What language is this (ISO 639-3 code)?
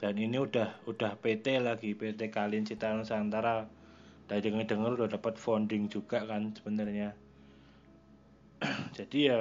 ind